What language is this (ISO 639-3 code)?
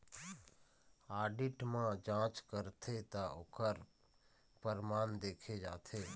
hne